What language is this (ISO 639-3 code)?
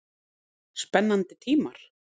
isl